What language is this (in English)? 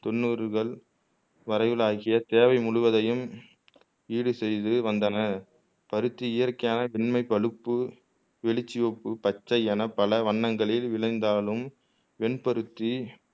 Tamil